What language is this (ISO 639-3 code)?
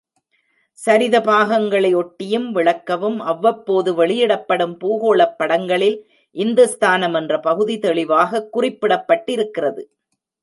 tam